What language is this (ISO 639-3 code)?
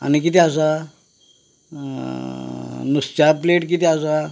kok